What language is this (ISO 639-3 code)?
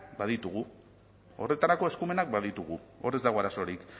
eus